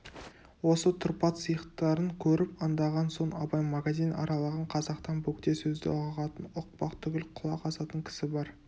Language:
Kazakh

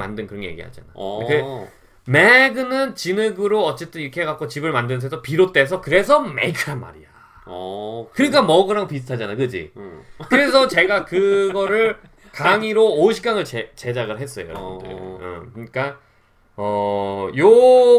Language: Korean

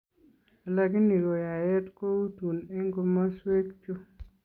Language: Kalenjin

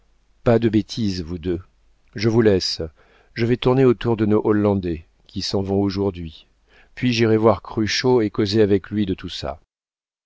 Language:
French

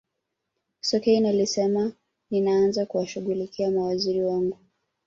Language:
Swahili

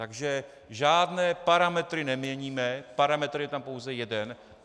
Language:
Czech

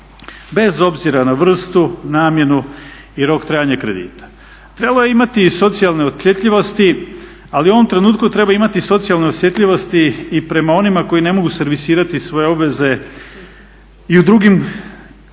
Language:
Croatian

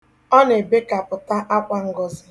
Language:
Igbo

